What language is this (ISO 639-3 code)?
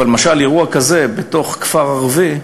heb